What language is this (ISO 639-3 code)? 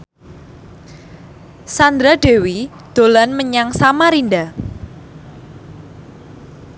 jav